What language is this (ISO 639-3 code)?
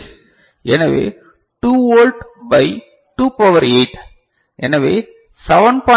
tam